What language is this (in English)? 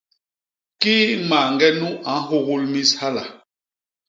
Basaa